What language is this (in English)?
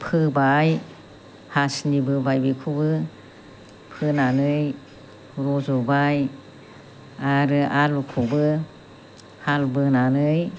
Bodo